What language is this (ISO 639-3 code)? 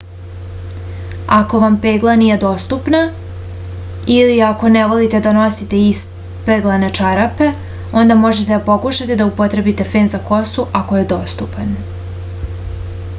srp